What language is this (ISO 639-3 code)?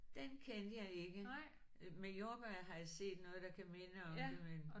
dan